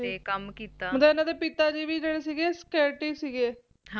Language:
Punjabi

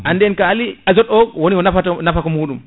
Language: Fula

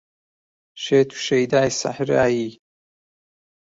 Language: Central Kurdish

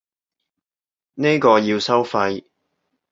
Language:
Cantonese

